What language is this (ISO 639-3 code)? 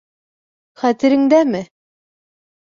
bak